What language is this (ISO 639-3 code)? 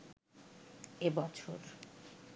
ben